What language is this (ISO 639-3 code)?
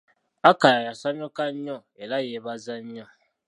lug